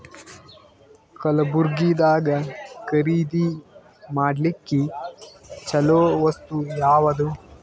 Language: Kannada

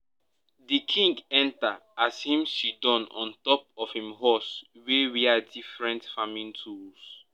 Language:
Nigerian Pidgin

